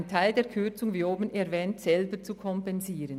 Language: Swiss German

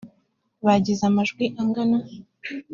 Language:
Kinyarwanda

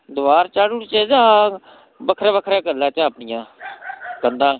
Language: Dogri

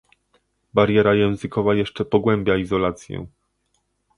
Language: Polish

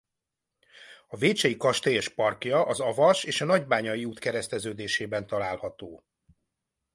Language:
Hungarian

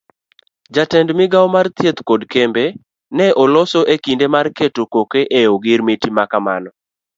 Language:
Luo (Kenya and Tanzania)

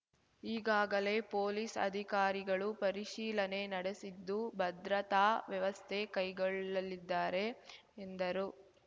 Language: Kannada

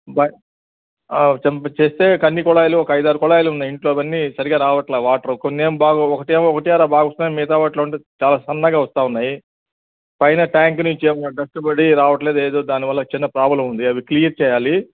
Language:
Telugu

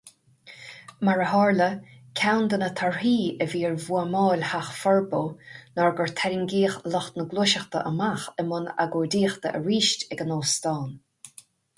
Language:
Irish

